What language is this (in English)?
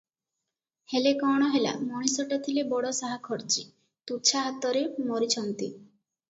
Odia